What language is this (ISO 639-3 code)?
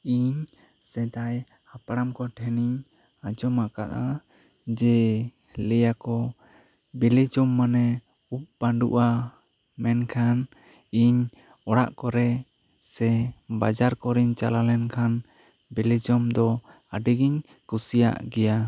sat